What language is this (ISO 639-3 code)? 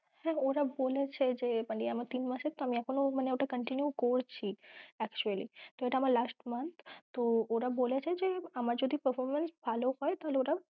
ben